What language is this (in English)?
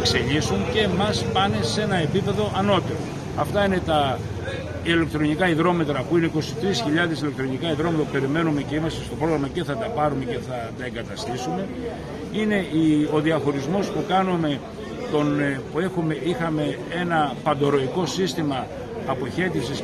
Greek